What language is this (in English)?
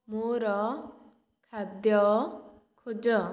Odia